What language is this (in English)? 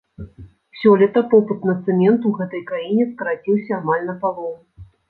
Belarusian